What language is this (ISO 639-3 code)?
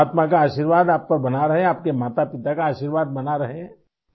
urd